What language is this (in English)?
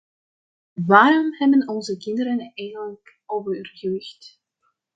Dutch